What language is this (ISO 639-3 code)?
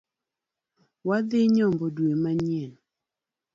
luo